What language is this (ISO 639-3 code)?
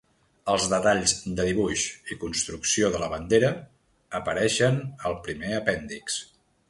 cat